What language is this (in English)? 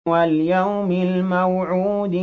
Arabic